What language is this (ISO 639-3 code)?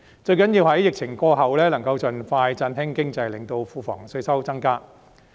yue